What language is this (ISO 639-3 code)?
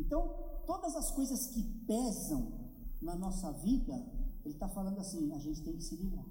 por